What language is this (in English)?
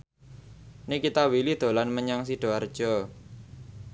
Javanese